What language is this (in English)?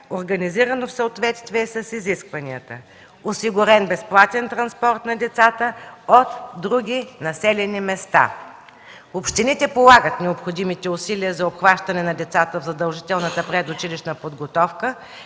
Bulgarian